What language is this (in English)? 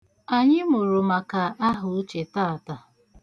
Igbo